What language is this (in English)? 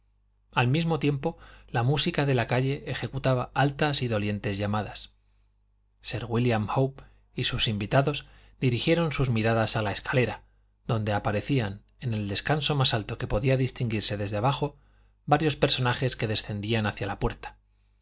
Spanish